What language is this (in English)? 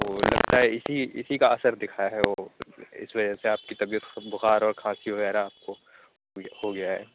Urdu